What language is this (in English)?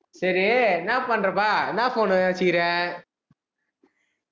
Tamil